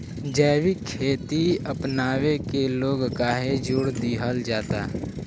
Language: Bhojpuri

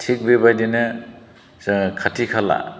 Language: Bodo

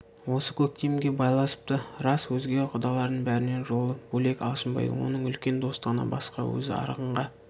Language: Kazakh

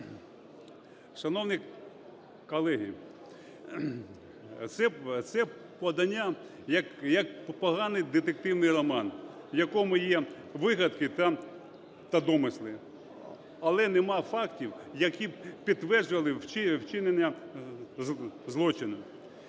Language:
Ukrainian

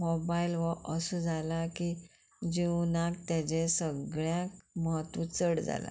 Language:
Konkani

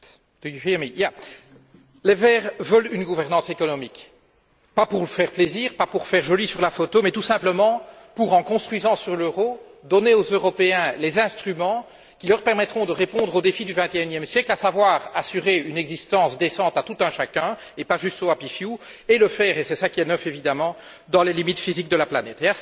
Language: French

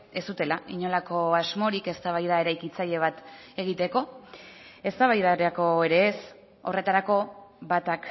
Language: Basque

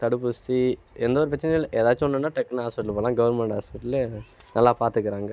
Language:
Tamil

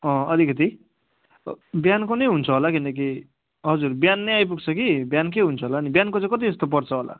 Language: Nepali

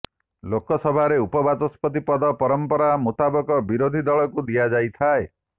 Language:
Odia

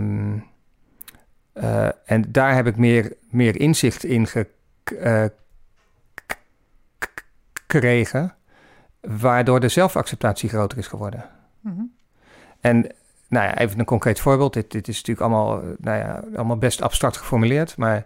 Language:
Dutch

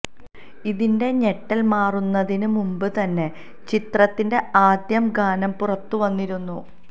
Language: Malayalam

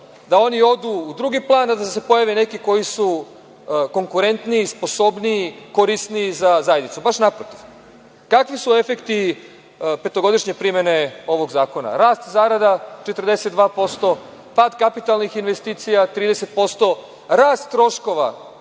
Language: Serbian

